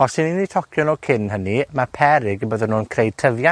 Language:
Welsh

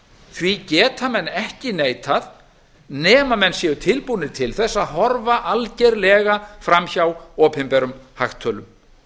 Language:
Icelandic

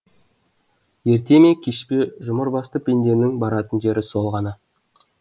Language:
Kazakh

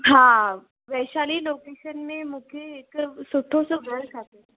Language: Sindhi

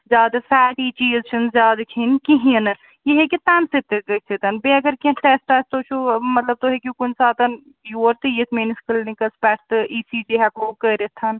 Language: Kashmiri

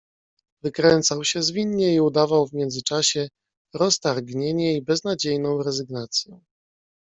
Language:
Polish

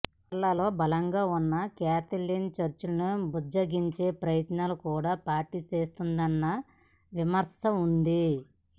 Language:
Telugu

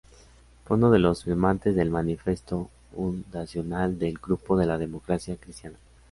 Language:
Spanish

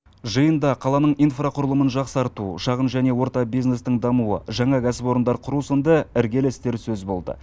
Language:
Kazakh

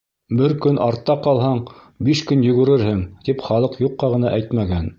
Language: Bashkir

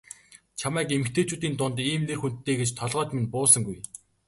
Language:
Mongolian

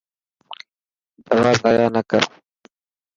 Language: Dhatki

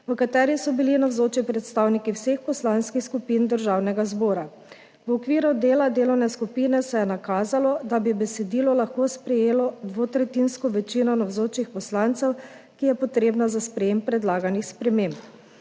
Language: Slovenian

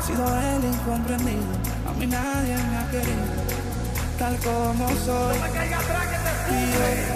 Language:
Spanish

